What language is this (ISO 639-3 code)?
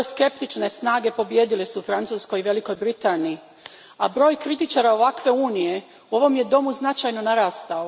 hrv